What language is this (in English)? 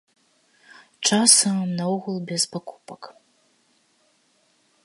Belarusian